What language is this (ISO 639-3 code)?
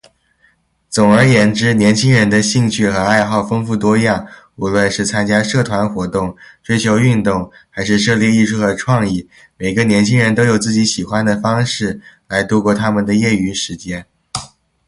zho